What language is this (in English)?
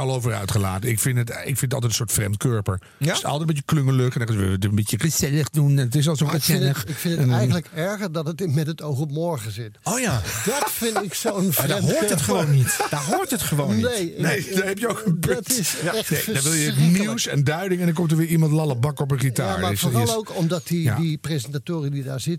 Dutch